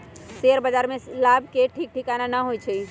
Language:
Magahi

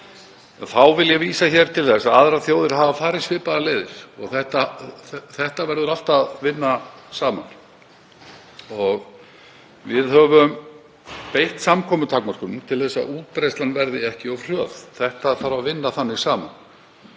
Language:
Icelandic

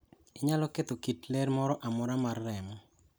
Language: Luo (Kenya and Tanzania)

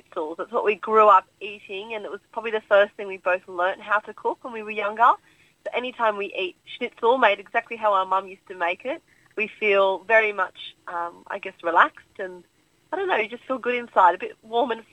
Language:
Romanian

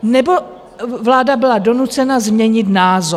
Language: Czech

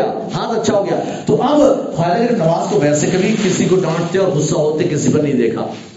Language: Urdu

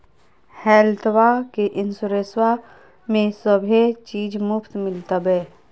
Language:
Magahi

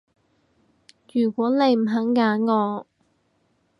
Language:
Cantonese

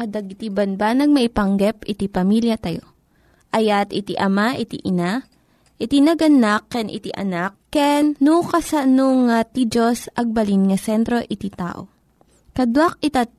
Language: Filipino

